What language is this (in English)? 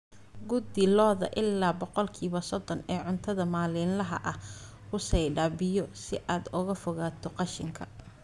Somali